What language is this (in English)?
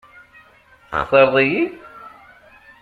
Kabyle